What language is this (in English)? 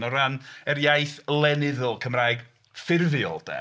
Welsh